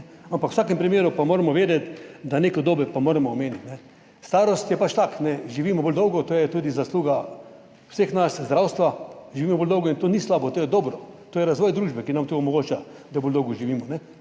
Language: Slovenian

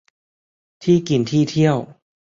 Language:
Thai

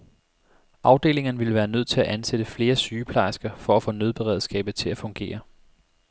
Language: Danish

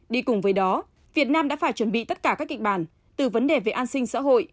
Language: Vietnamese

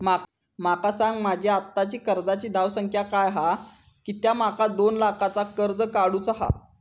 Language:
Marathi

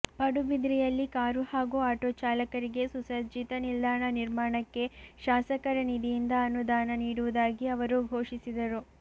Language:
Kannada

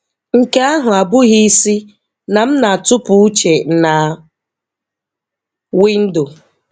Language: Igbo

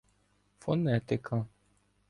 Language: Ukrainian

